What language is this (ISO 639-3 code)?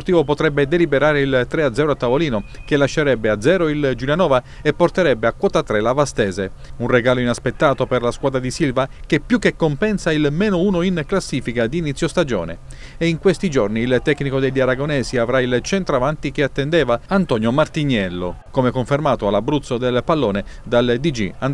ita